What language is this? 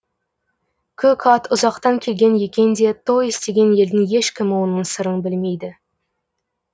Kazakh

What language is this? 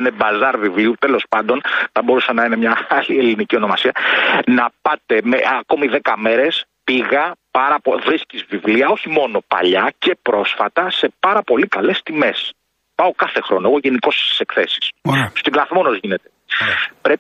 Greek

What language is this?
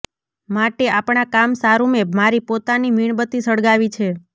Gujarati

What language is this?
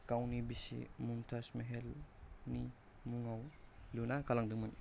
Bodo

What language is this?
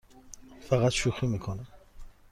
Persian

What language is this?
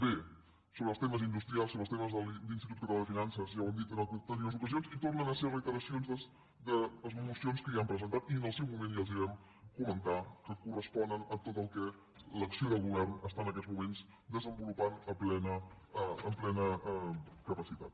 Catalan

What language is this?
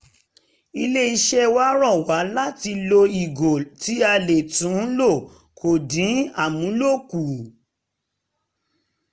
Yoruba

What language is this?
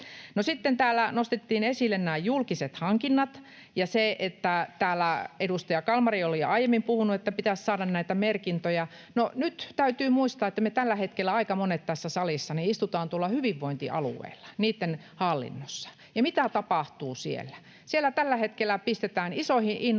Finnish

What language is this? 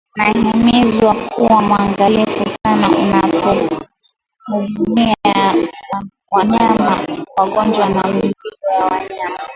Swahili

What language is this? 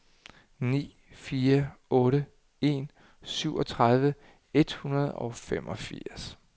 Danish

